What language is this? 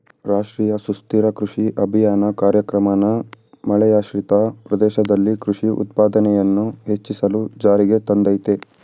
Kannada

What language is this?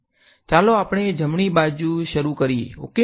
Gujarati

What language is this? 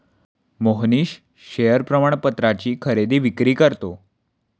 Marathi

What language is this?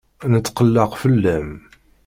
Kabyle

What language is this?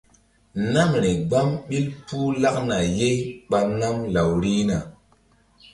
Mbum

